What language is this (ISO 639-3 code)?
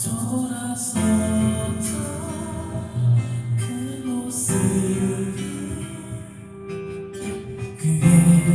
kor